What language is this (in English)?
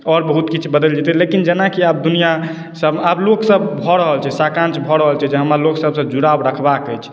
Maithili